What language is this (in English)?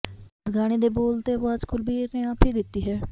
Punjabi